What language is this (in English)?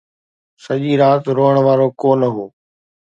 Sindhi